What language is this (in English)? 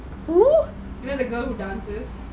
English